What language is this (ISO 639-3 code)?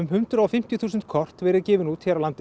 isl